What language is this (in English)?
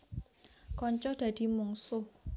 Javanese